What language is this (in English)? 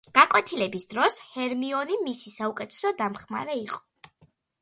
Georgian